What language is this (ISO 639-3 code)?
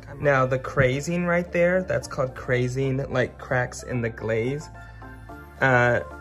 eng